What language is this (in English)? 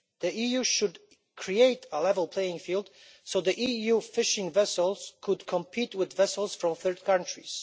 English